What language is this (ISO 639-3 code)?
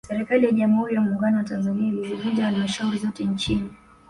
swa